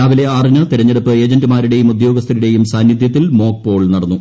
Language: Malayalam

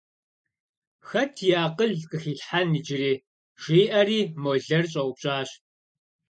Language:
Kabardian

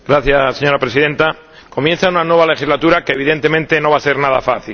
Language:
Spanish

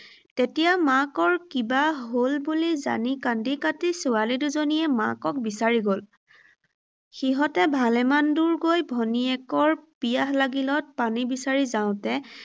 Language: Assamese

